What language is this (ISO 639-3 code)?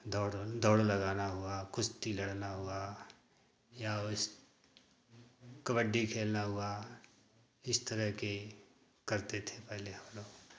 hin